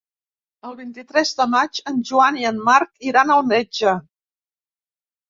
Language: Catalan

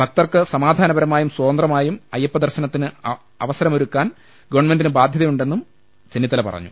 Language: Malayalam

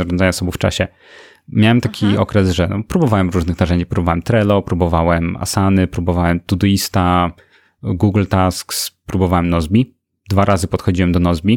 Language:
Polish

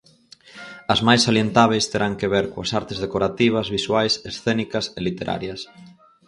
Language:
Galician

